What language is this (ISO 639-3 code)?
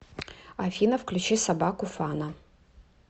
rus